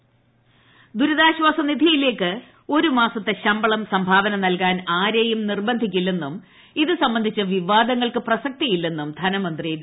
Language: Malayalam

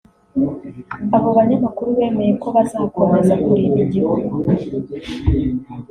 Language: Kinyarwanda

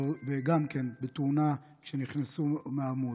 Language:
Hebrew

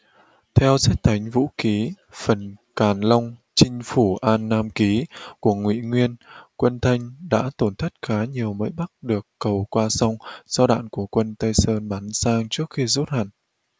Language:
Vietnamese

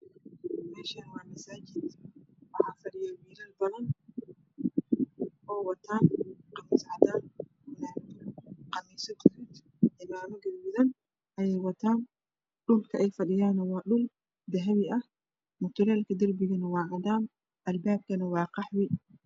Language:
Somali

